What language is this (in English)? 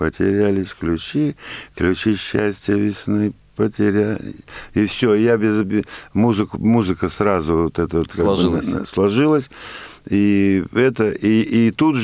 Russian